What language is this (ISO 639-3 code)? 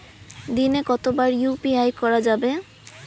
ben